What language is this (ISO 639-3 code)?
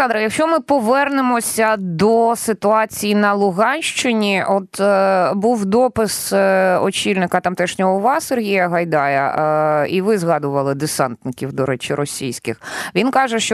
ukr